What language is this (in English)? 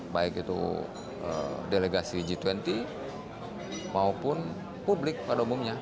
Indonesian